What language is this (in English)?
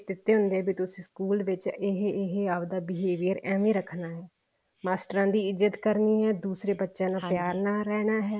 Punjabi